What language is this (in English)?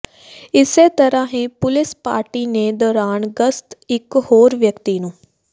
Punjabi